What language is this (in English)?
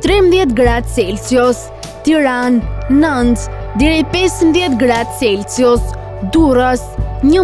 Romanian